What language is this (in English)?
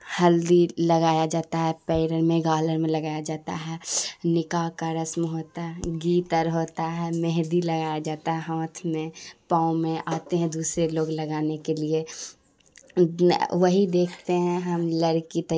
Urdu